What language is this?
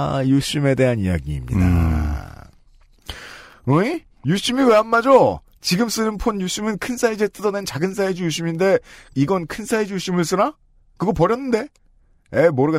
Korean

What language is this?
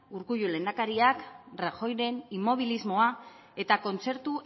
Basque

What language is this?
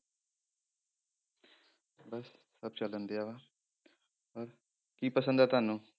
Punjabi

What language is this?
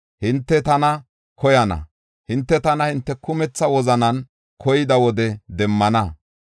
Gofa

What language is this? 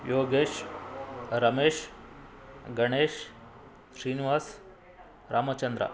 Kannada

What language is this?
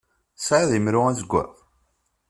Kabyle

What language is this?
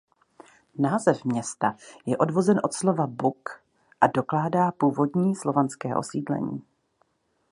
Czech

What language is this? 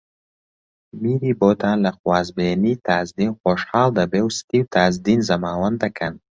Central Kurdish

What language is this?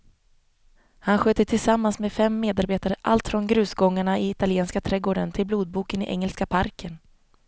Swedish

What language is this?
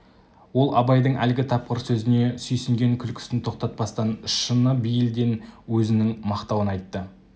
Kazakh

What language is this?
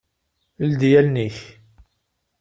Kabyle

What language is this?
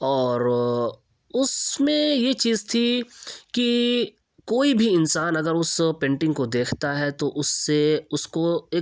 Urdu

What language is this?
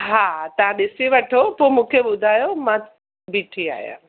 Sindhi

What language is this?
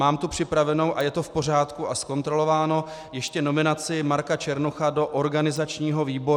Czech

